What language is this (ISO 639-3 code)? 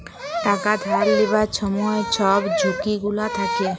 ben